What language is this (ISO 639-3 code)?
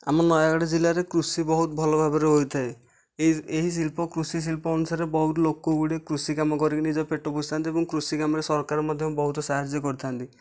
ori